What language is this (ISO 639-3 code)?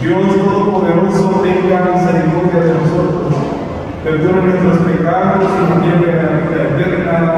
spa